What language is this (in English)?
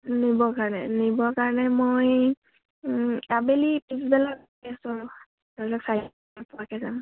Assamese